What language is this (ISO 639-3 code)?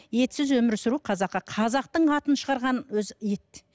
kaz